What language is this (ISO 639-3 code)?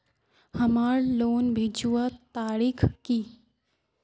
mag